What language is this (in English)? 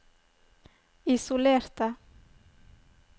Norwegian